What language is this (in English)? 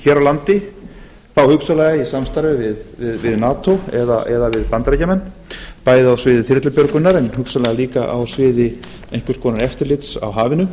Icelandic